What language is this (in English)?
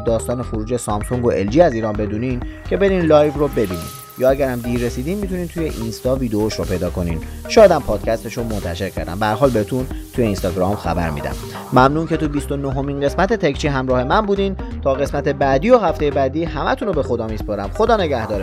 Persian